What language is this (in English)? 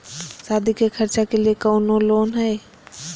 Magahi